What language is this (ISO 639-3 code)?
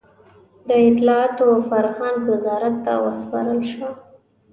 pus